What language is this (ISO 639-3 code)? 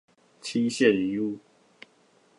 zho